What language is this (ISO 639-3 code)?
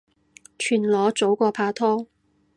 yue